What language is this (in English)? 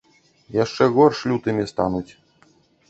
Belarusian